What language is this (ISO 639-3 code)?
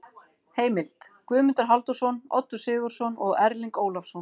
isl